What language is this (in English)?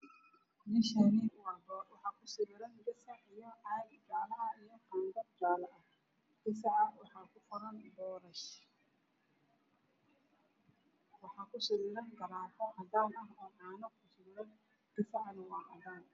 Somali